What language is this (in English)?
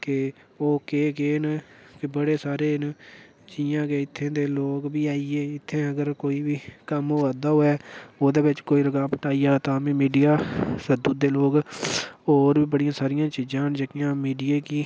Dogri